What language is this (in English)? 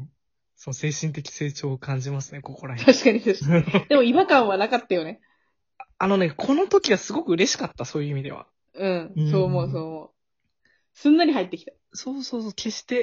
Japanese